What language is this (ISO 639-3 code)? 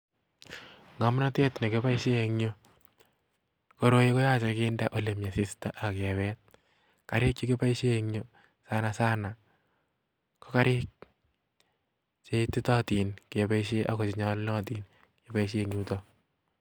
kln